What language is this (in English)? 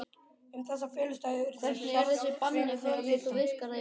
Icelandic